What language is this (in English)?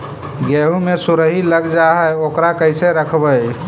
Magahi